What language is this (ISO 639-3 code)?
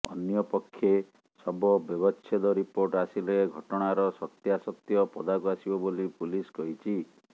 ori